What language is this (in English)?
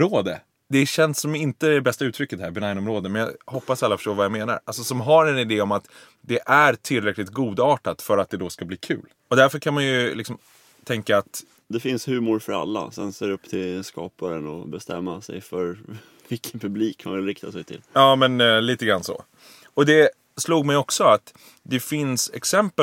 Swedish